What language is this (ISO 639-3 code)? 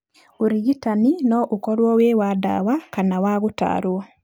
kik